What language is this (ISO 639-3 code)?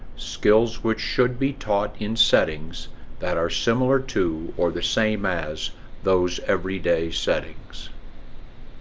eng